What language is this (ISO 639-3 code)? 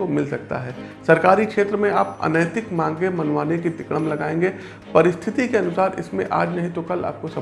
hin